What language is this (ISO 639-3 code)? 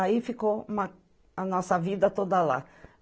por